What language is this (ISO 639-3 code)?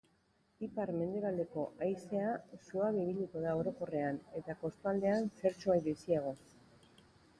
eus